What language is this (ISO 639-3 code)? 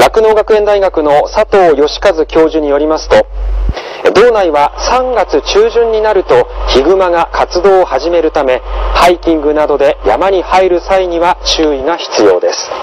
jpn